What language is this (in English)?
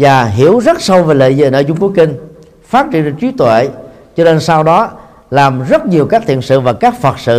Vietnamese